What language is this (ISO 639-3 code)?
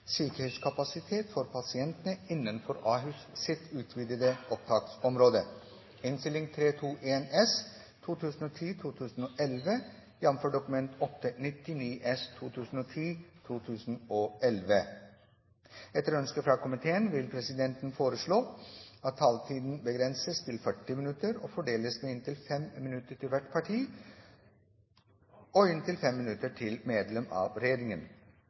nob